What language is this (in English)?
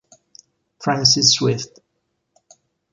Italian